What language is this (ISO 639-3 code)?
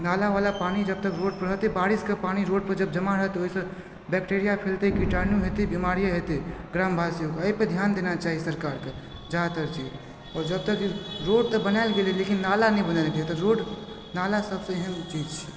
mai